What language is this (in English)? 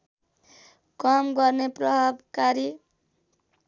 Nepali